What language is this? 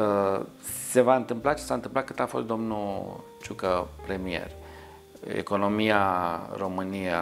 Romanian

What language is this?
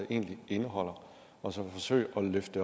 Danish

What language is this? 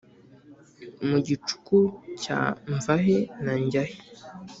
Kinyarwanda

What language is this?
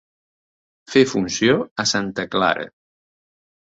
Catalan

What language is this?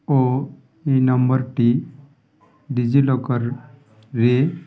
Odia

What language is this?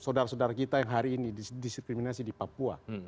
Indonesian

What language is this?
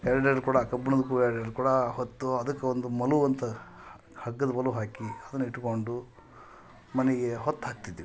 Kannada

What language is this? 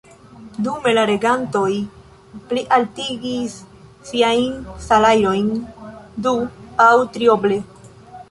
Esperanto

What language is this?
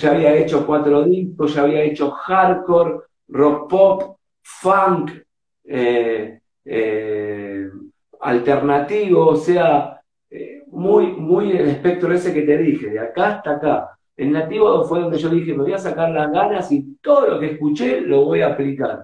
Spanish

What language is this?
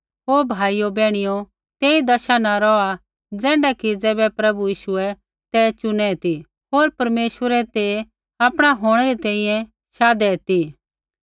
Kullu Pahari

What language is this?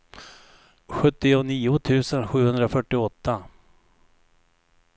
Swedish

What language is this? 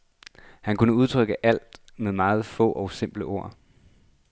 Danish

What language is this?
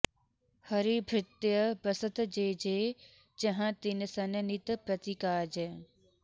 Sanskrit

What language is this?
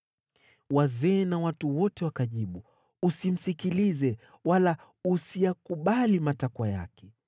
Swahili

